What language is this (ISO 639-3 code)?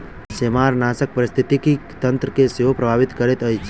mai